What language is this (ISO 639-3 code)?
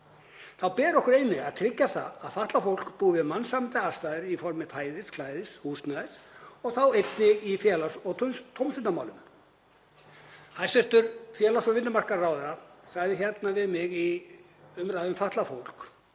isl